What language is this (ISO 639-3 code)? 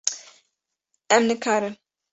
kur